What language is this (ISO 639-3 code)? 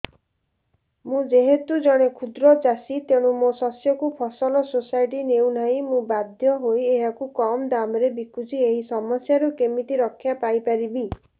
ori